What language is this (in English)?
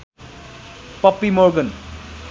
Nepali